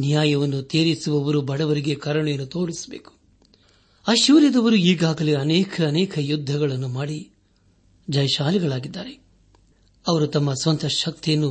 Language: Kannada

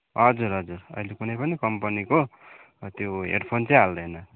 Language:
Nepali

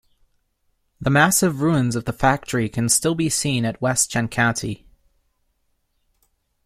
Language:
English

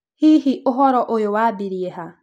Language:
Kikuyu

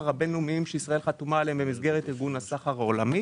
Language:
Hebrew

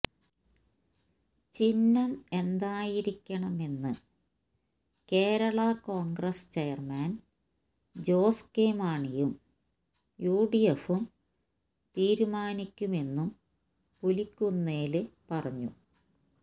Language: Malayalam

